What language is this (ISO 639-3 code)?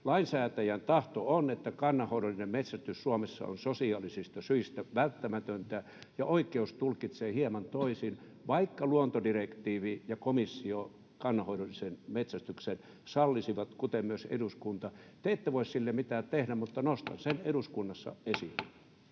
fin